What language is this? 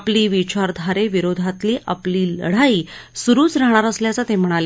Marathi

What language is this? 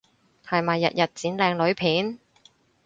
Cantonese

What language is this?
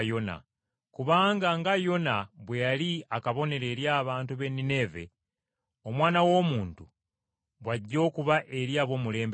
Ganda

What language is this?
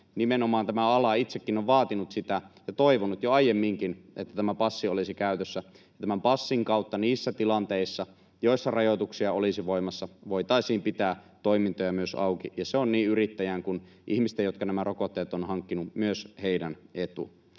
Finnish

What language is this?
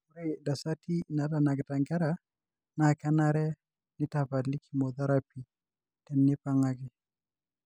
Masai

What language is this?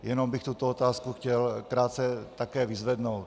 Czech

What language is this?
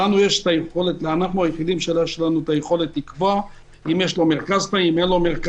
Hebrew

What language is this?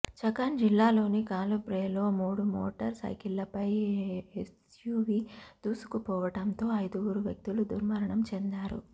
Telugu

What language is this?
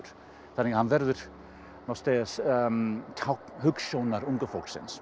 Icelandic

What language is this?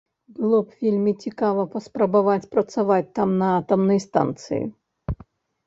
Belarusian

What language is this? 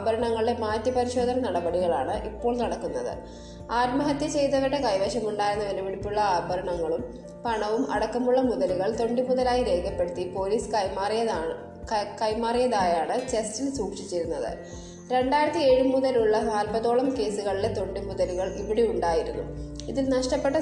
Malayalam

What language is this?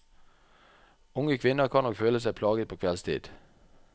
Norwegian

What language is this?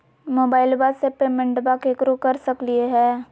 Magahi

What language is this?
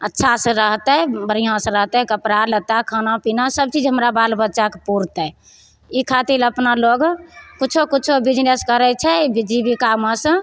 Maithili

